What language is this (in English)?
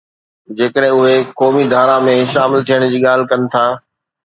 Sindhi